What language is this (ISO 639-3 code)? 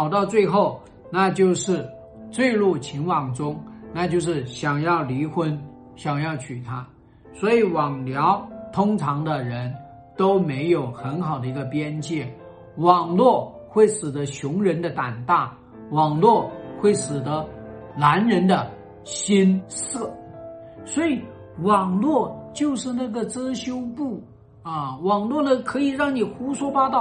zho